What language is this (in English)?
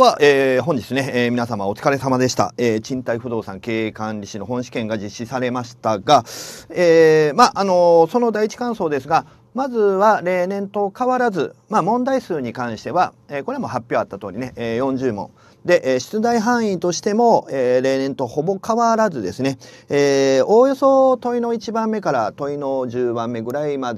Japanese